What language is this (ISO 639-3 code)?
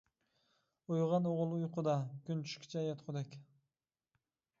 uig